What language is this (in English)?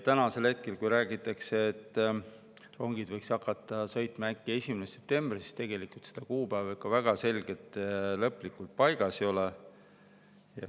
Estonian